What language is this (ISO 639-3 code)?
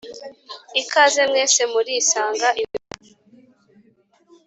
kin